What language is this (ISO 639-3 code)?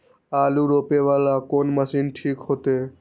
mai